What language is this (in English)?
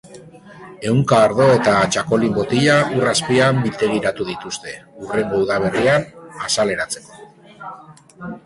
Basque